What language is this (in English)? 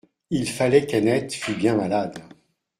French